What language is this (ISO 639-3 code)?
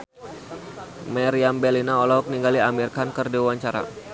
sun